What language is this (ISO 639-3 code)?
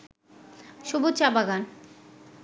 ben